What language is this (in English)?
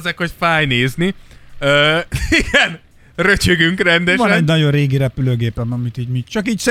Hungarian